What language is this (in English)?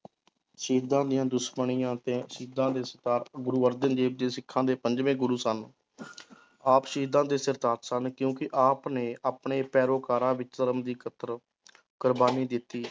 Punjabi